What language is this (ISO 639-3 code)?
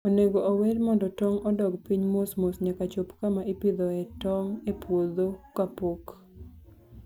luo